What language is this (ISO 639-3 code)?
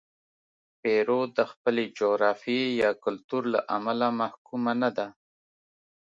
pus